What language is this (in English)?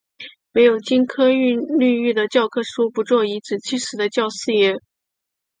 Chinese